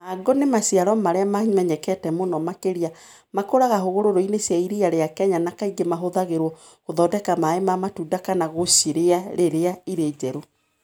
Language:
Kikuyu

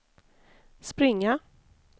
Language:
Swedish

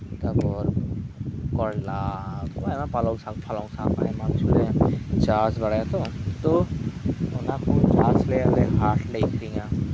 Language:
Santali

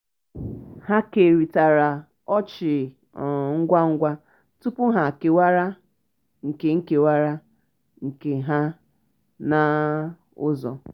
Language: Igbo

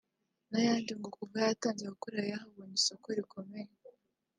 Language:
Kinyarwanda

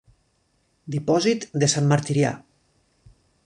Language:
Catalan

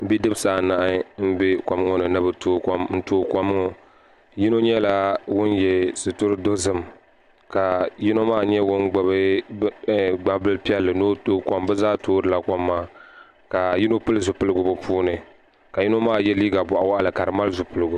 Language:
Dagbani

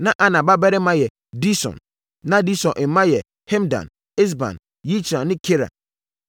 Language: Akan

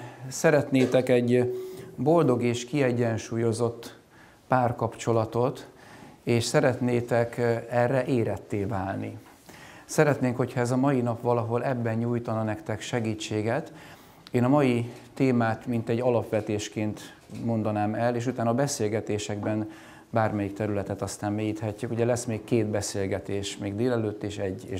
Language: Hungarian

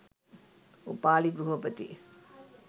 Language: Sinhala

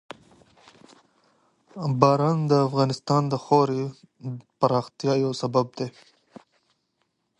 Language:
Pashto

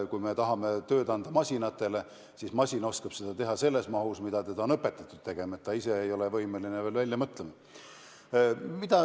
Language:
Estonian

